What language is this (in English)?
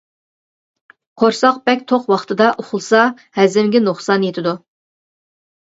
Uyghur